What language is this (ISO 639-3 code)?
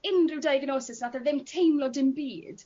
cym